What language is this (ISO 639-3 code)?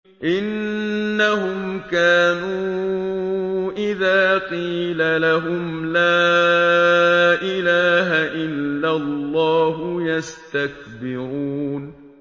ara